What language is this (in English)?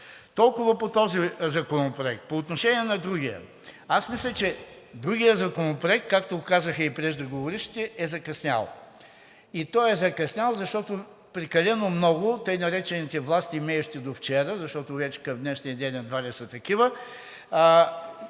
Bulgarian